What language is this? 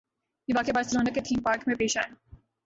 Urdu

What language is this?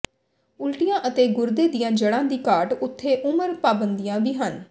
Punjabi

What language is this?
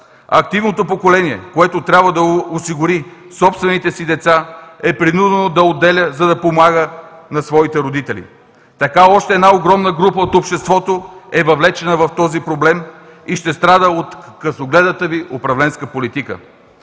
Bulgarian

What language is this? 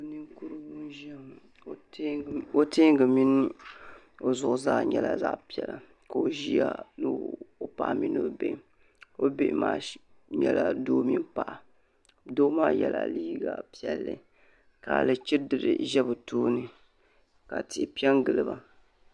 Dagbani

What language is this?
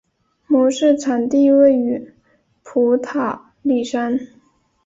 Chinese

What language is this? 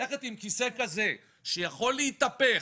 Hebrew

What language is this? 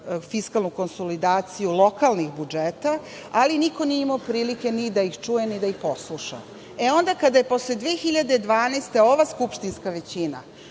Serbian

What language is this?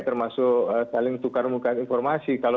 Indonesian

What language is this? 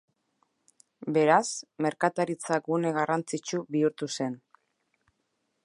Basque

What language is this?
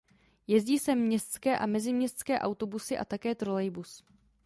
Czech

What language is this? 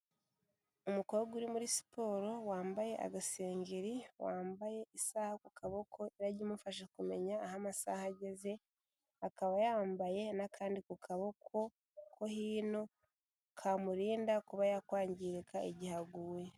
Kinyarwanda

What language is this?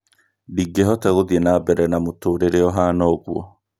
Kikuyu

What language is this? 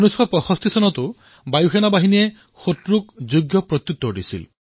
Assamese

